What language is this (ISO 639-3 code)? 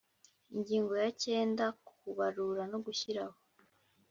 kin